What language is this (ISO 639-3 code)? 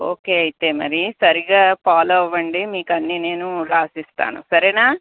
tel